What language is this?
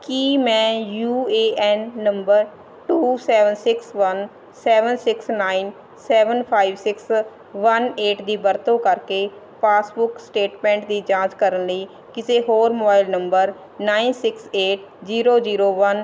Punjabi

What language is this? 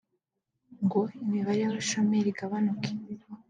Kinyarwanda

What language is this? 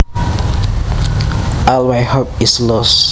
Javanese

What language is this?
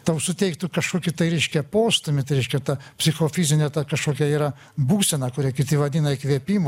Lithuanian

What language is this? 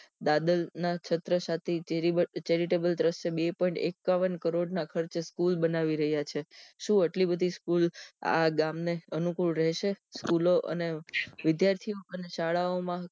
Gujarati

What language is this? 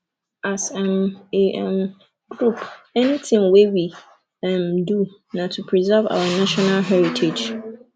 Nigerian Pidgin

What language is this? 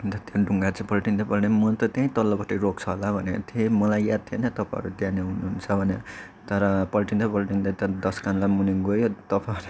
Nepali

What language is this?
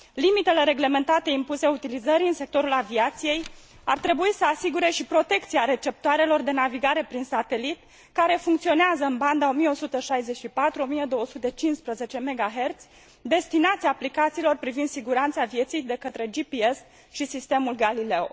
Romanian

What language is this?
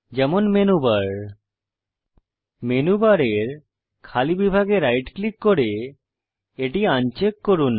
Bangla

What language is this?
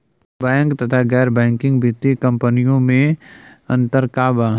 Bhojpuri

